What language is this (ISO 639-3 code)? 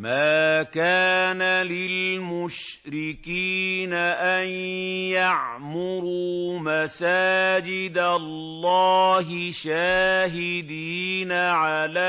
ara